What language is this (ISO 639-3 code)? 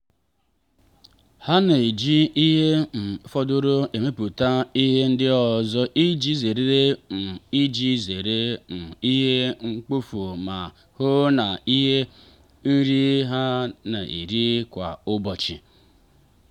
ibo